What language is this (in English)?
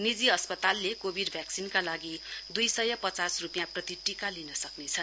Nepali